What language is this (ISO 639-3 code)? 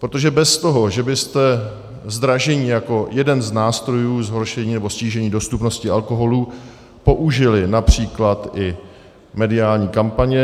ces